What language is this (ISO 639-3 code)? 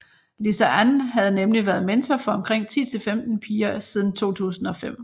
dan